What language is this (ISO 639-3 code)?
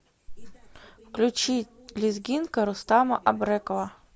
rus